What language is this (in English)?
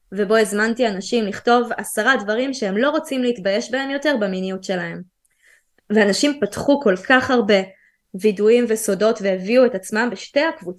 Hebrew